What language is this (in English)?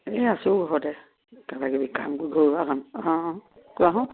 Assamese